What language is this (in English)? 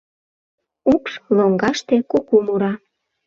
Mari